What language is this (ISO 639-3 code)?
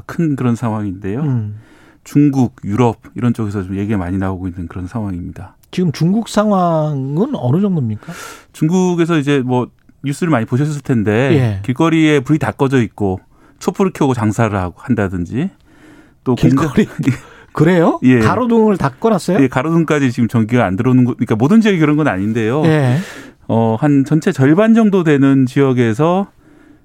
kor